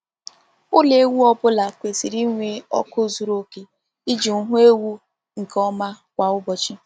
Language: Igbo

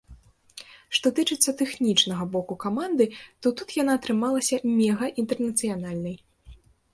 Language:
Belarusian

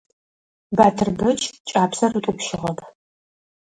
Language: Adyghe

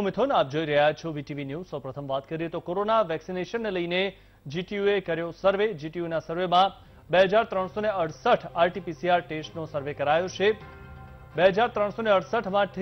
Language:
Hindi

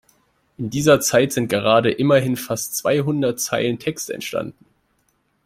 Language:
German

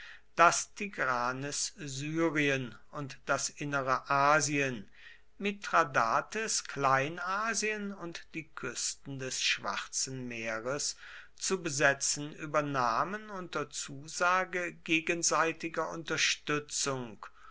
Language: German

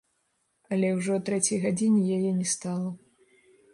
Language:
Belarusian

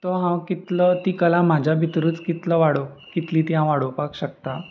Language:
Konkani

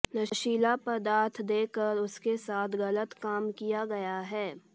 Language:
Hindi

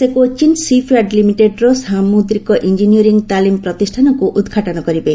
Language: Odia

